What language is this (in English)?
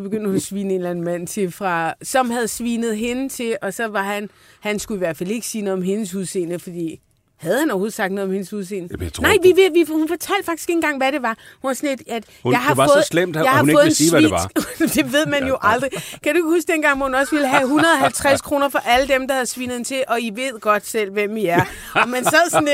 Danish